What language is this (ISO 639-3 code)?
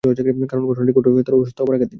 ben